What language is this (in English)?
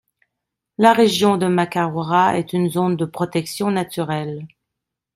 French